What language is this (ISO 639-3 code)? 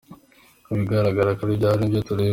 kin